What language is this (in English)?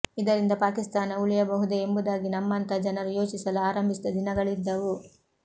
Kannada